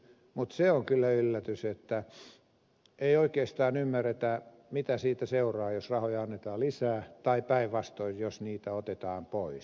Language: Finnish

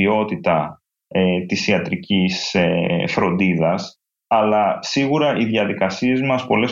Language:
Greek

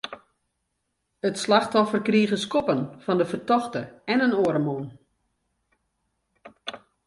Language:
Western Frisian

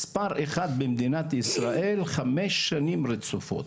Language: Hebrew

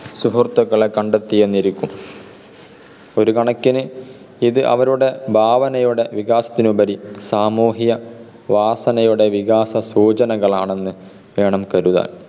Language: Malayalam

